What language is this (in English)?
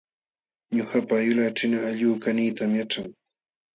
Jauja Wanca Quechua